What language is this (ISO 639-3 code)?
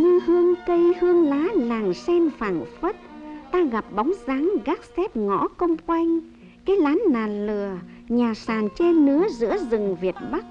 vie